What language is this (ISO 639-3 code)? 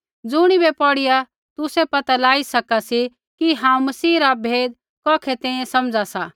kfx